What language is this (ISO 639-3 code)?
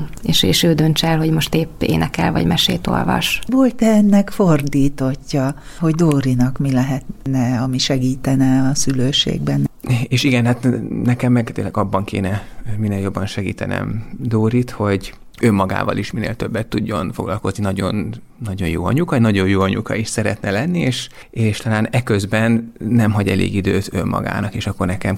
hun